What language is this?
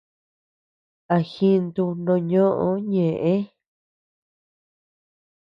Tepeuxila Cuicatec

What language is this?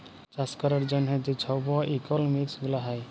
Bangla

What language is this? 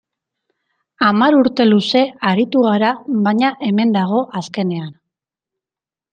Basque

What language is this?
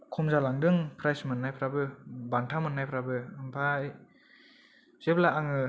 Bodo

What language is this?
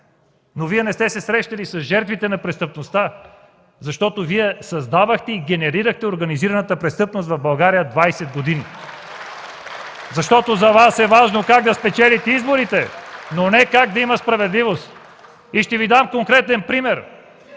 Bulgarian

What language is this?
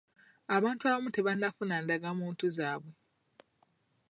Ganda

